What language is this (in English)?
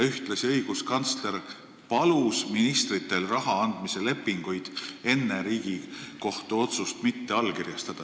Estonian